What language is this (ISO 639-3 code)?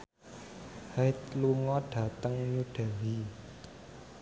jav